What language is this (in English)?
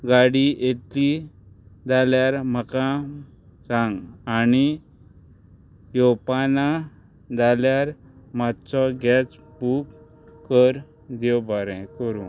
Konkani